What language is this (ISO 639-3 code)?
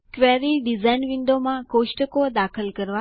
guj